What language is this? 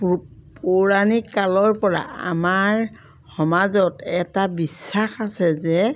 Assamese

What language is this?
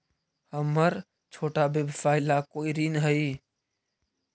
Magahi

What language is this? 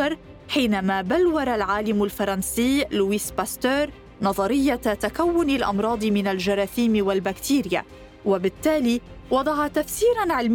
Arabic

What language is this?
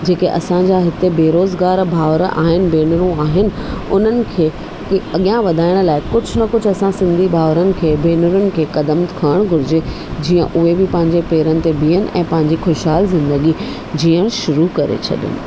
Sindhi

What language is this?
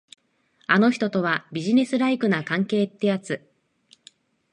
Japanese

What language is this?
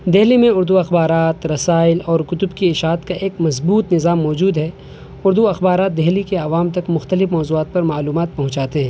Urdu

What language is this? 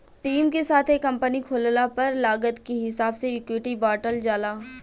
Bhojpuri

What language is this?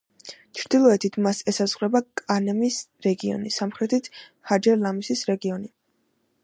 Georgian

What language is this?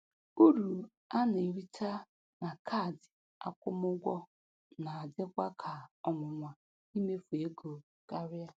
Igbo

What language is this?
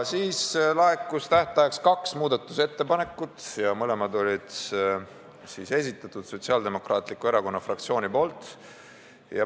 Estonian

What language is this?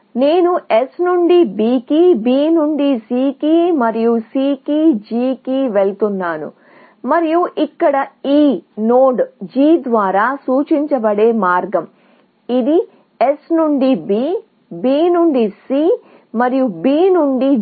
Telugu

